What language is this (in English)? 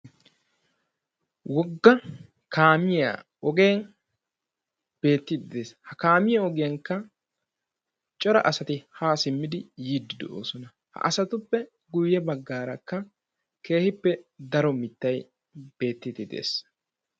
Wolaytta